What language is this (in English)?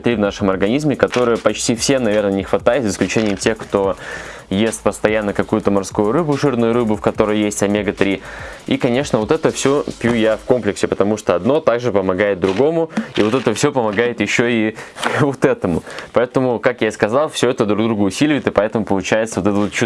Russian